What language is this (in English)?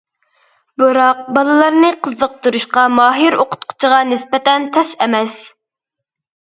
Uyghur